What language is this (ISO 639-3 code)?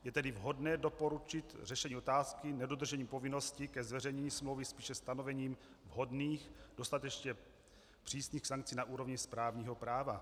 ces